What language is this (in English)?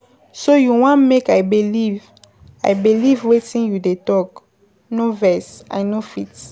Nigerian Pidgin